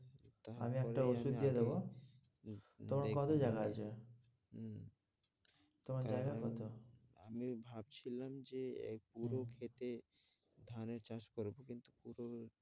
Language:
Bangla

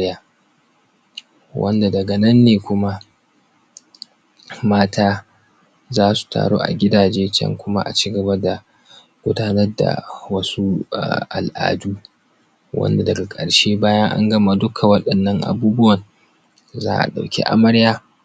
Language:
Hausa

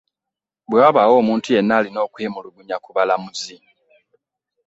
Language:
Ganda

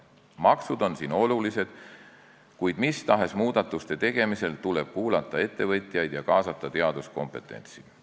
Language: Estonian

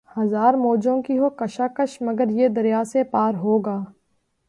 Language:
Urdu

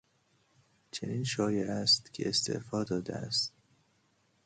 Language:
Persian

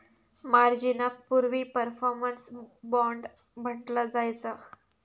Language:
Marathi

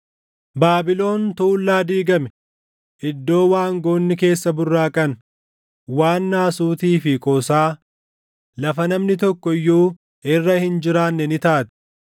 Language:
Oromo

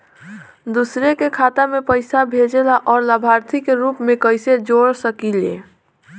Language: Bhojpuri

